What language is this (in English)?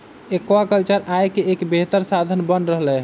Magahi